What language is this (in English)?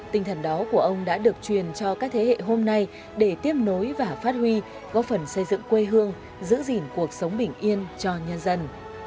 Vietnamese